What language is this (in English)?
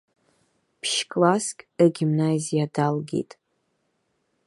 Abkhazian